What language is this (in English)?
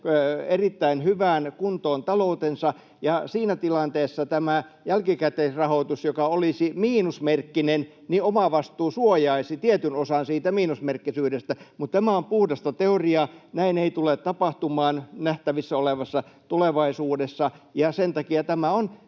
Finnish